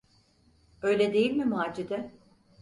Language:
Turkish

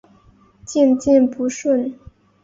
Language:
Chinese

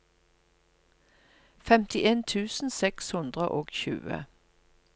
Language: Norwegian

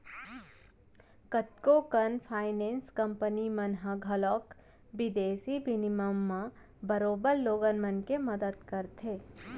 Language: Chhattisgarhi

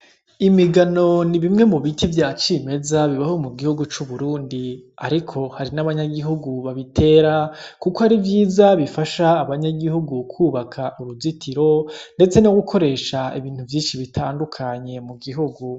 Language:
Rundi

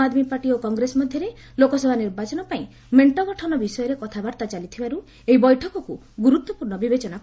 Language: Odia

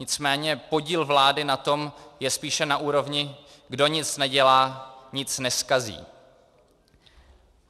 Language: Czech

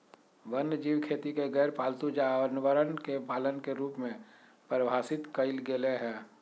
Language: Magahi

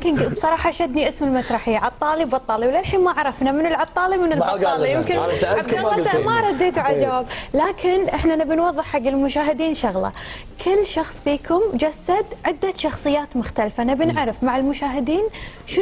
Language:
Arabic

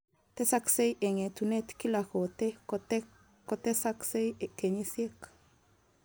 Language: Kalenjin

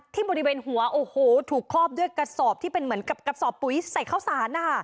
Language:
Thai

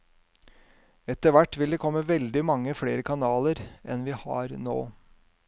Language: Norwegian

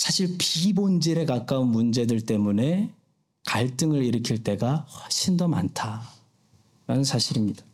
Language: Korean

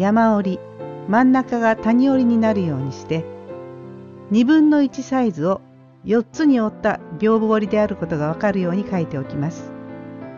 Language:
Japanese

